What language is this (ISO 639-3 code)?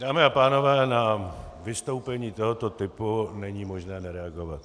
ces